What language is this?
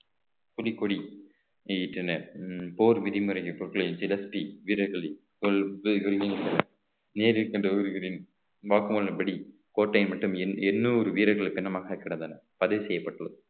Tamil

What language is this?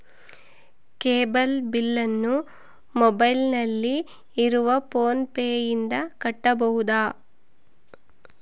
Kannada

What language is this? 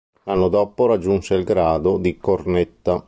Italian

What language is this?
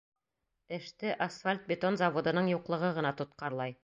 Bashkir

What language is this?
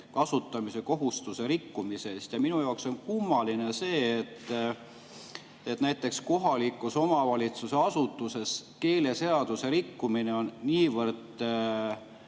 Estonian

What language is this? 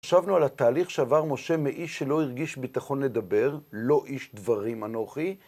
Hebrew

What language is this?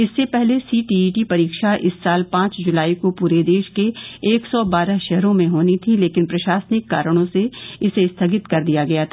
Hindi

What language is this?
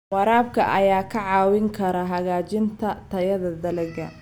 Somali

